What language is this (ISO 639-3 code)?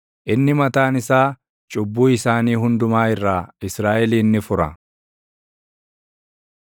orm